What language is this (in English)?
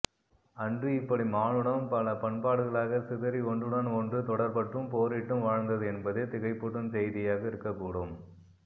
Tamil